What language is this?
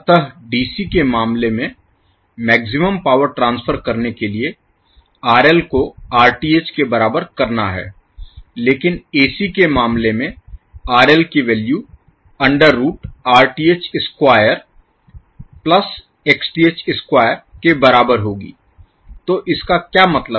Hindi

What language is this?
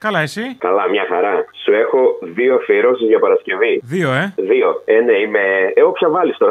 Greek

